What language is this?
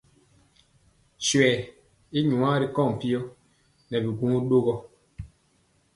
Mpiemo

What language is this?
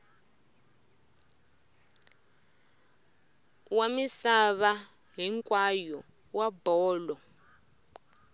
Tsonga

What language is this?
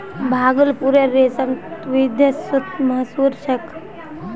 Magahi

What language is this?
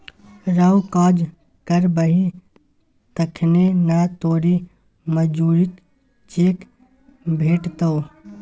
Maithili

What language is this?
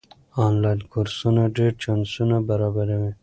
Pashto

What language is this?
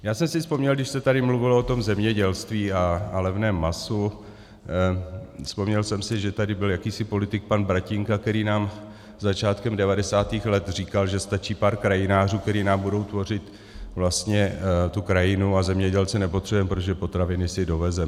Czech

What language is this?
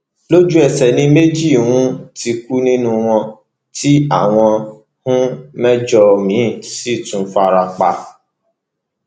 Yoruba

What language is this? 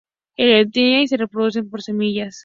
Spanish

